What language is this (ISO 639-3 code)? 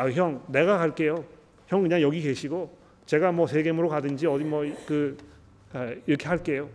kor